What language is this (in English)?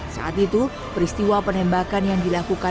Indonesian